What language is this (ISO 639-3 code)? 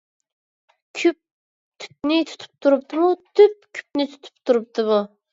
uig